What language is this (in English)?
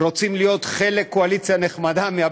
Hebrew